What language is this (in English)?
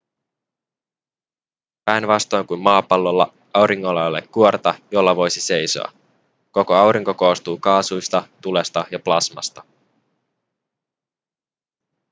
Finnish